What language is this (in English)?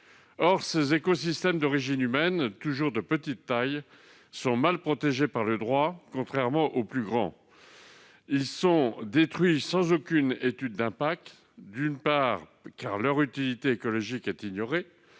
French